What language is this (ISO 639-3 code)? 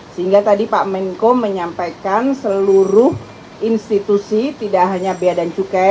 ind